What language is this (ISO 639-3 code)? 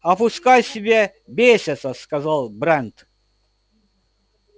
rus